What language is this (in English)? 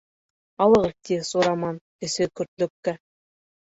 Bashkir